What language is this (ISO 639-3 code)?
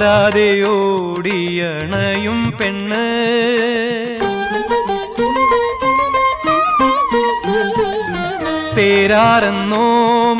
hin